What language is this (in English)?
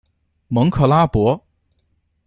Chinese